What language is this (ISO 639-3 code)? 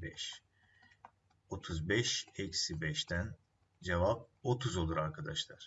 tur